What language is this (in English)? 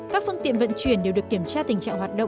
Vietnamese